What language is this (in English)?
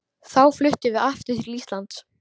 Icelandic